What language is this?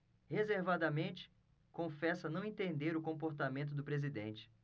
Portuguese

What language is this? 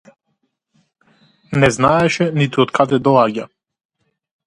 Macedonian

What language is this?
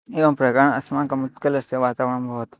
Sanskrit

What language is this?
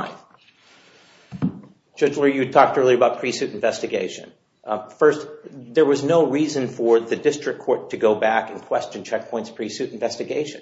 English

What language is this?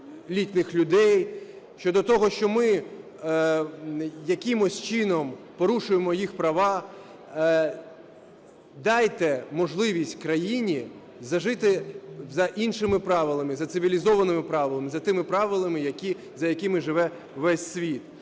Ukrainian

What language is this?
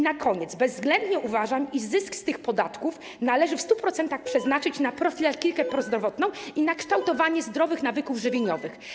Polish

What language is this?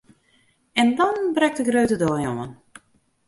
Western Frisian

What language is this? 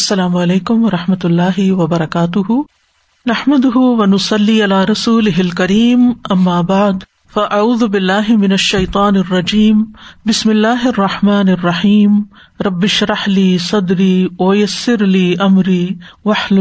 Urdu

